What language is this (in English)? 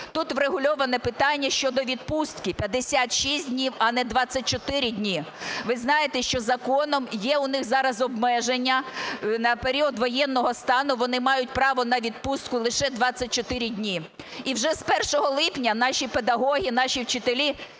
Ukrainian